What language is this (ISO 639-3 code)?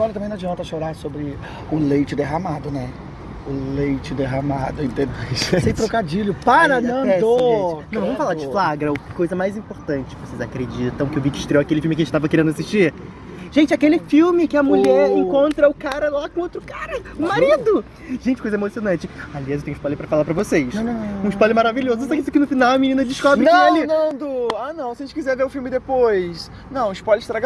por